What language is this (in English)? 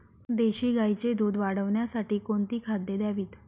Marathi